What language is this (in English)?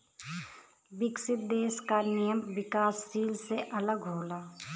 Bhojpuri